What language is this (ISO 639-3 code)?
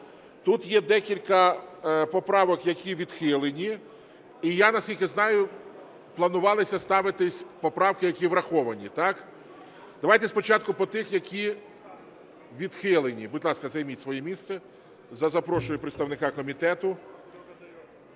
ukr